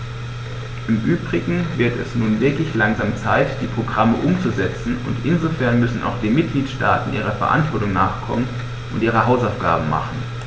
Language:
German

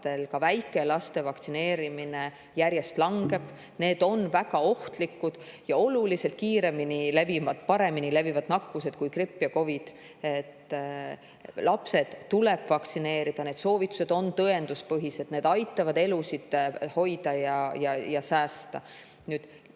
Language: Estonian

